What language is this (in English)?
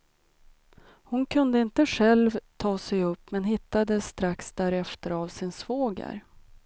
Swedish